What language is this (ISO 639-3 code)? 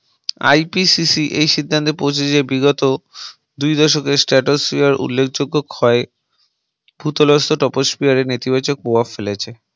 ben